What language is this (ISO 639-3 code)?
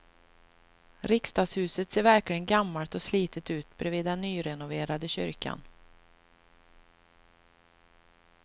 swe